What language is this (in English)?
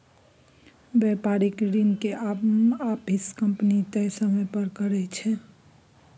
Maithili